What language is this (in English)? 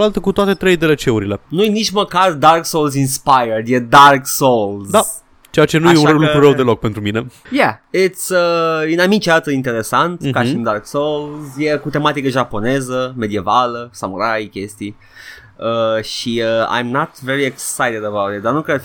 Romanian